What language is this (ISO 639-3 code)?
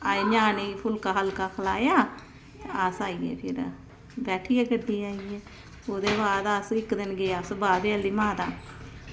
doi